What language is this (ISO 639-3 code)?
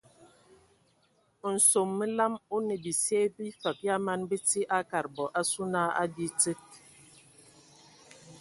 ewo